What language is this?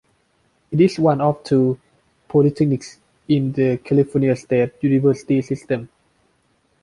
English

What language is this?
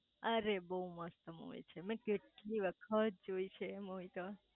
Gujarati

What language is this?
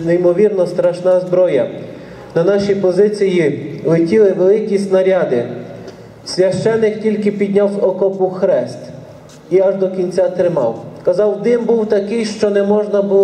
Ukrainian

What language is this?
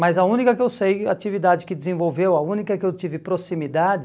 Portuguese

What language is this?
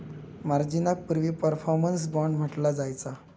Marathi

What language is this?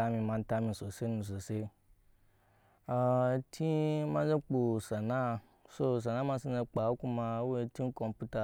Nyankpa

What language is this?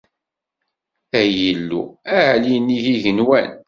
Kabyle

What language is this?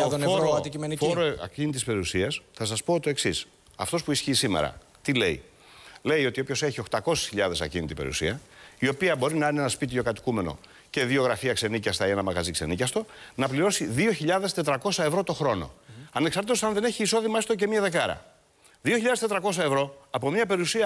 Greek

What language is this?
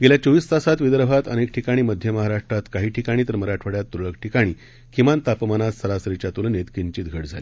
Marathi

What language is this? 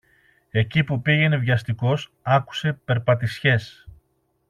Greek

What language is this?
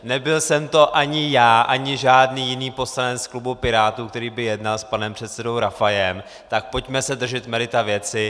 Czech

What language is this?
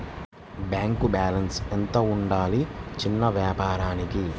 Telugu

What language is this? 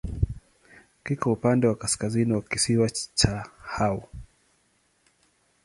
Swahili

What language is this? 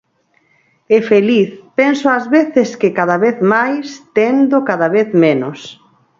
Galician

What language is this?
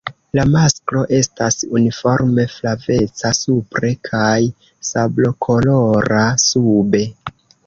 Esperanto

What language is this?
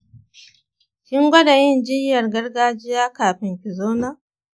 Hausa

